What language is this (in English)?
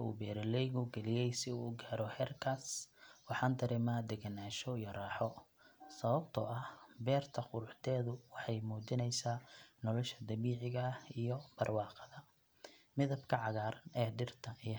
Somali